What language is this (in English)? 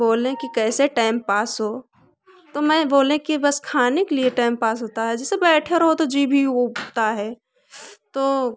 Hindi